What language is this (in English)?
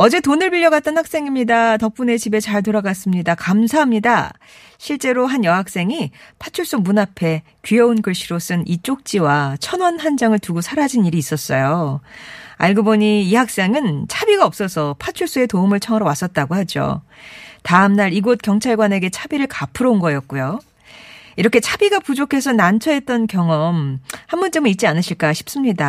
Korean